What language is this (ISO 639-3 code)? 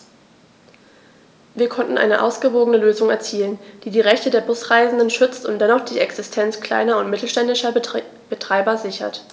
deu